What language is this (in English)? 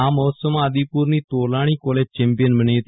Gujarati